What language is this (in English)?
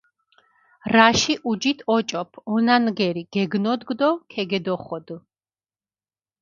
Mingrelian